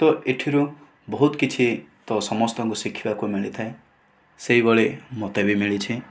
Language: Odia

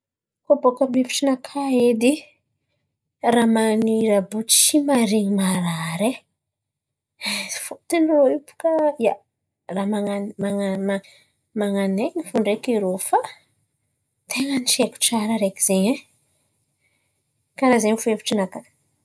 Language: Antankarana Malagasy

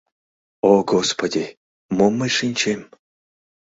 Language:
Mari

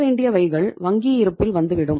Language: Tamil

